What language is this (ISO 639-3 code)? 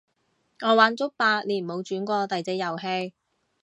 yue